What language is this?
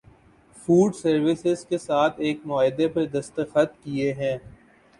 Urdu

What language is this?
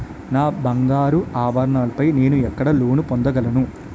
Telugu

